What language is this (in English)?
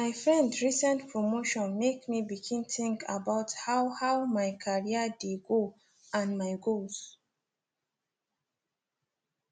Nigerian Pidgin